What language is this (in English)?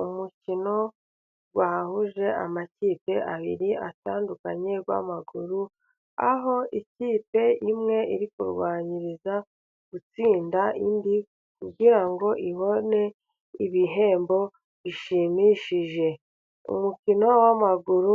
Kinyarwanda